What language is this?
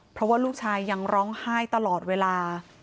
Thai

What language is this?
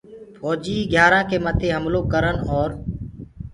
Gurgula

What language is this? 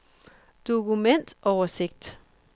Danish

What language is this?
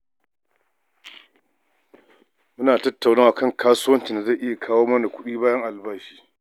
Hausa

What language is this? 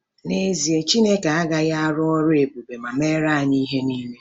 Igbo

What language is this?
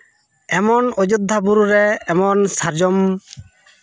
Santali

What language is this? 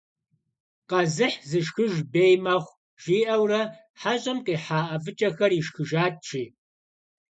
Kabardian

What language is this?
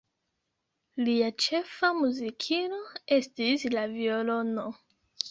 Esperanto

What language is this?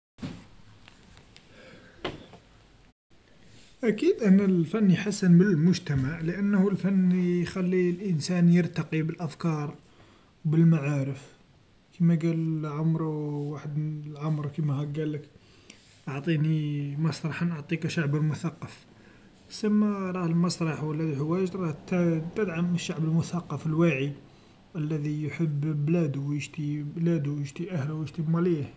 Algerian Arabic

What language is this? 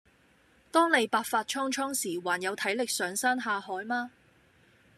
Cantonese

